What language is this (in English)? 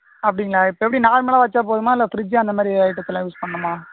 Tamil